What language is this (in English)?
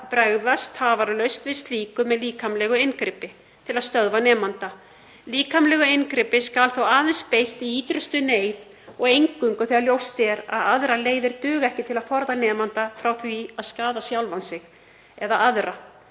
Icelandic